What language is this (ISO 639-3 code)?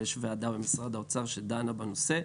heb